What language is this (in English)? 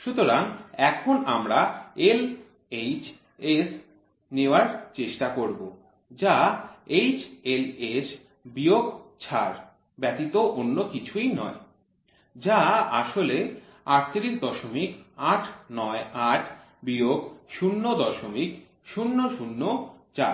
Bangla